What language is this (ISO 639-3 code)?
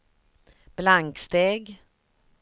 swe